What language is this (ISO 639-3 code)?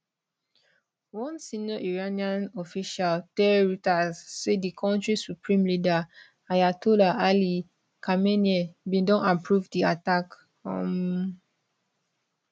pcm